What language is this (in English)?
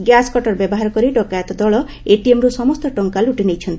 Odia